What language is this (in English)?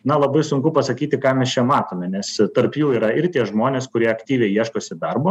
Lithuanian